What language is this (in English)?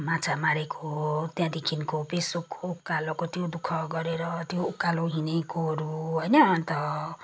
Nepali